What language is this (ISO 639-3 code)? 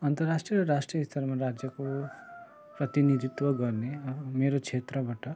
nep